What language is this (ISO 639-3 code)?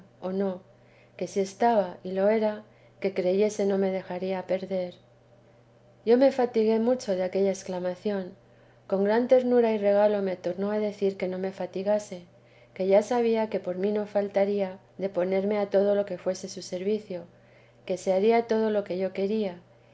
spa